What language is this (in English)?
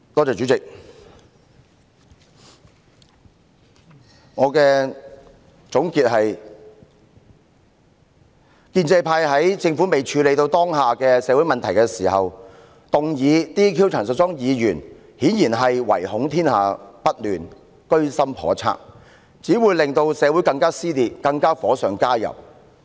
Cantonese